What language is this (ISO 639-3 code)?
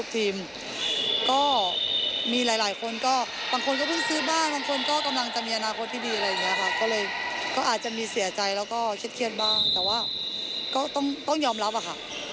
tha